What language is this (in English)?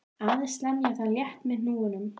Icelandic